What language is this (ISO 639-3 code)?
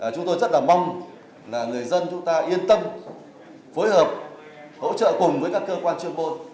vie